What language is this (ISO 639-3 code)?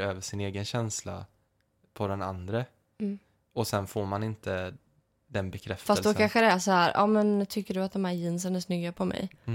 swe